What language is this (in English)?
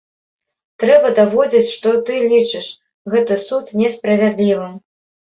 Belarusian